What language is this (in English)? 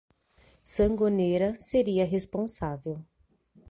Portuguese